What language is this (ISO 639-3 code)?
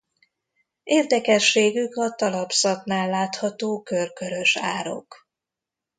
hun